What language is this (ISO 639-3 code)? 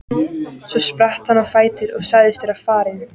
isl